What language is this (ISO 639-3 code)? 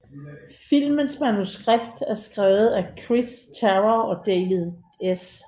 dan